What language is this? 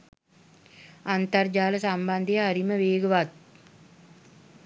Sinhala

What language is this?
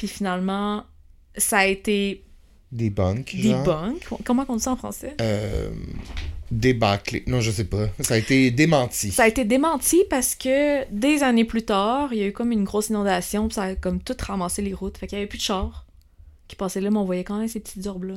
French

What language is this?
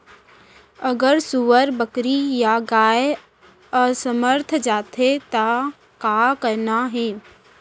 Chhattisgarhi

